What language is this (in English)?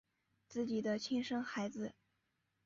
Chinese